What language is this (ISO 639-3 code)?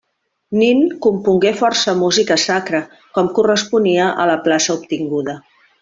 cat